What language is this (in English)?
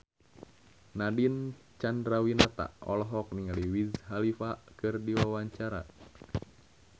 Sundanese